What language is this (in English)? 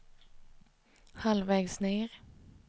Swedish